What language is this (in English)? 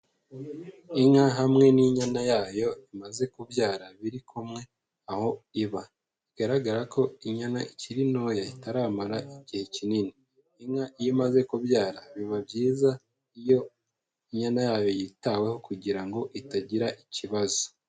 Kinyarwanda